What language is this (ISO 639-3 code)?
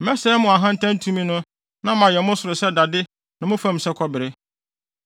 aka